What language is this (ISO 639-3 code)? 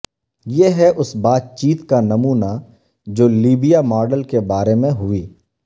urd